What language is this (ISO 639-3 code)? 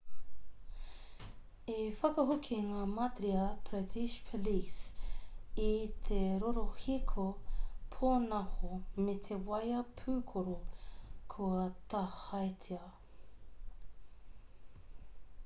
mri